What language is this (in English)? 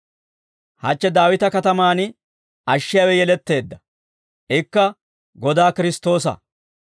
Dawro